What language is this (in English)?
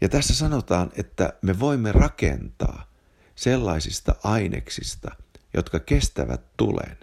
Finnish